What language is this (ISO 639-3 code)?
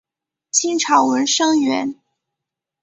zho